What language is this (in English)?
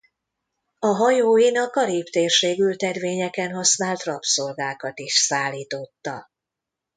Hungarian